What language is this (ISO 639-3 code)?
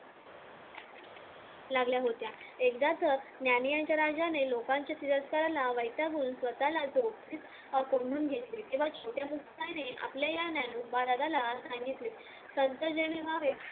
mar